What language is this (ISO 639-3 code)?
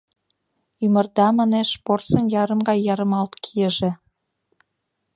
chm